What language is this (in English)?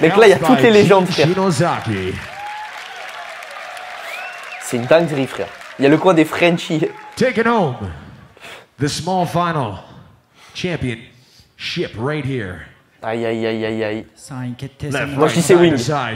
French